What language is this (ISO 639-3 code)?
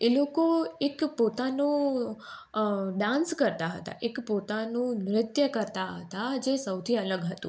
guj